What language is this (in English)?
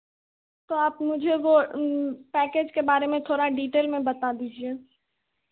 Hindi